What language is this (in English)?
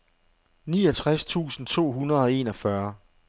Danish